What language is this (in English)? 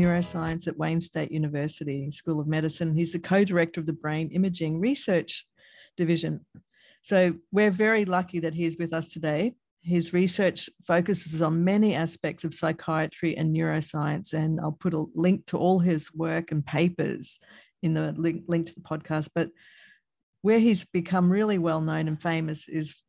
English